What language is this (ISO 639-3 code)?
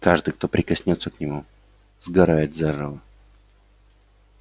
rus